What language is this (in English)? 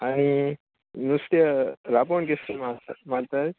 Konkani